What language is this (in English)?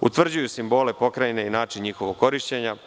Serbian